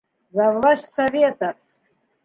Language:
Bashkir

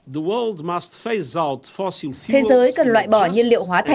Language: Vietnamese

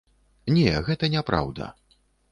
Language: Belarusian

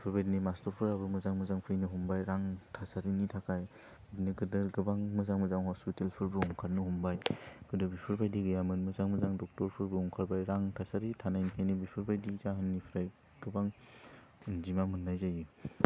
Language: Bodo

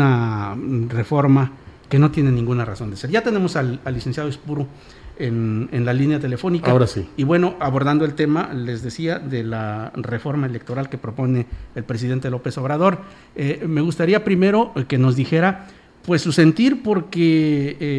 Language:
Spanish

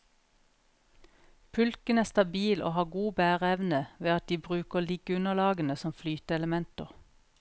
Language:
Norwegian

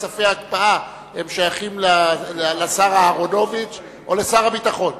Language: Hebrew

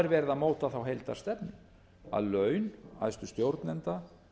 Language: Icelandic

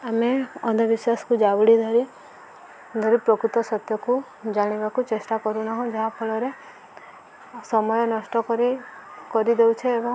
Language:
Odia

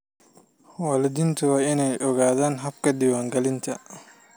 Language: Somali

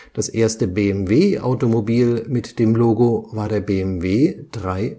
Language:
German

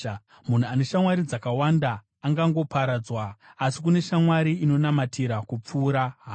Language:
Shona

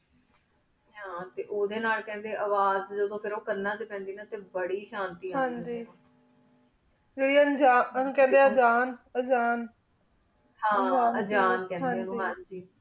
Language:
Punjabi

